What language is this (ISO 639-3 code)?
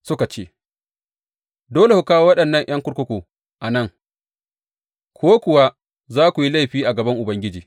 hau